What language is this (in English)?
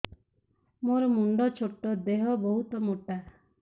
Odia